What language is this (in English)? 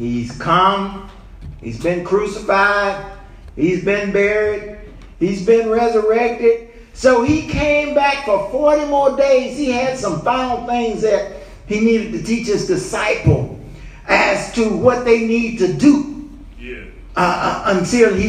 English